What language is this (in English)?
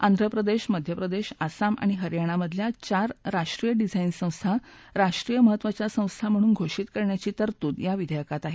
Marathi